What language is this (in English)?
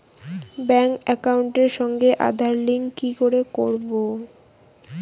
Bangla